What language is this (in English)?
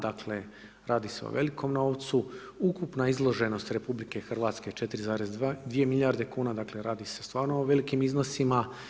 Croatian